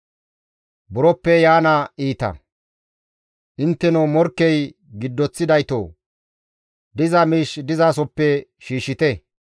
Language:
Gamo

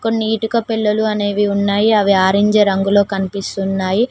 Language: Telugu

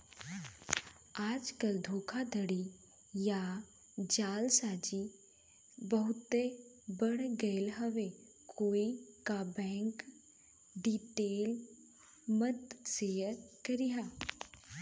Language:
Bhojpuri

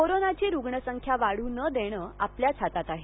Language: Marathi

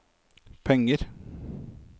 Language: Norwegian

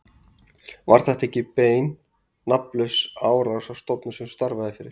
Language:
Icelandic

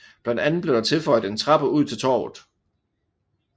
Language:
Danish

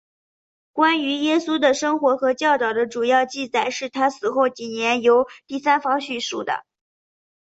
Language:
Chinese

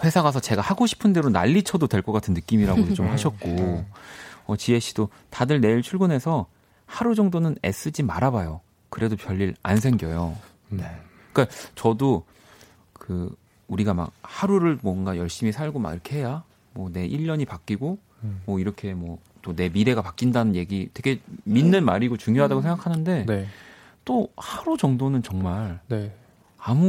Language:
Korean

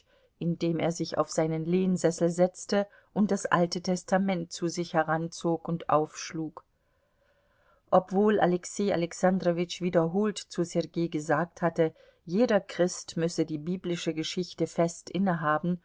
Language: German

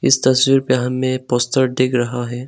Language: Hindi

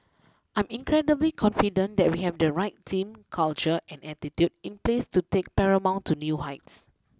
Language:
English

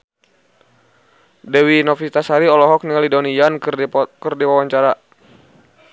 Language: Sundanese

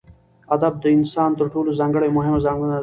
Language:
Pashto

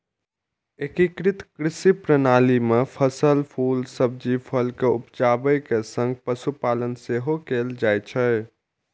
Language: Maithili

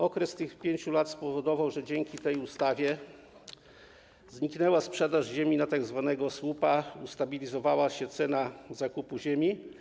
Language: Polish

